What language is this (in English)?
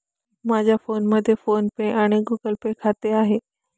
Marathi